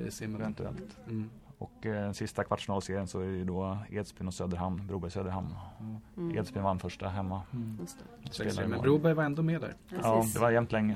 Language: Swedish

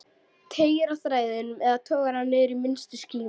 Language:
Icelandic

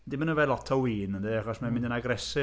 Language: Welsh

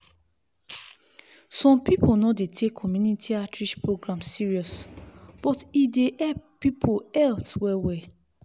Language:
Nigerian Pidgin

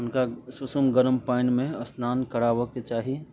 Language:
Maithili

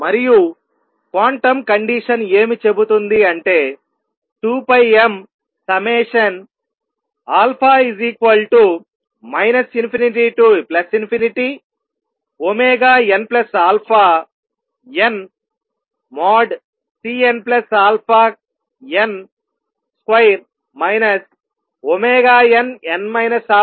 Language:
Telugu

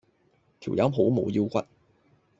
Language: Cantonese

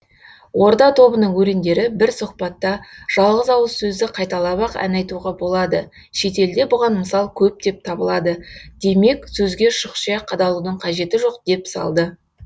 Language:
Kazakh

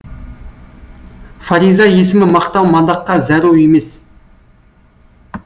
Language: Kazakh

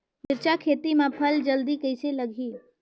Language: Chhattisgarhi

